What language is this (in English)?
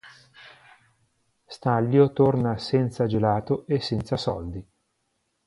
Italian